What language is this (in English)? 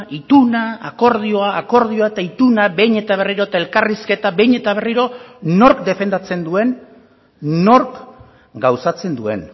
Basque